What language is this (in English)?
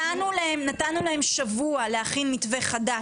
Hebrew